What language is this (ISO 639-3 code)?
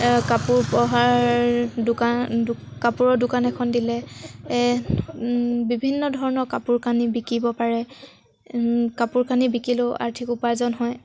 asm